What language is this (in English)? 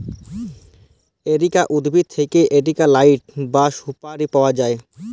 Bangla